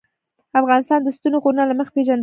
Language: Pashto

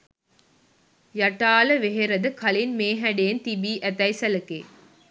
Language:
Sinhala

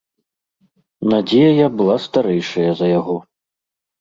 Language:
Belarusian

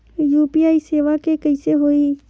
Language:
Chhattisgarhi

